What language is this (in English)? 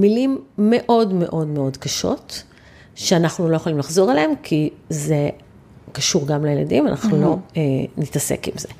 Hebrew